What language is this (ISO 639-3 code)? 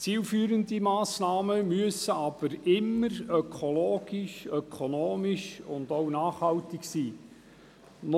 gsw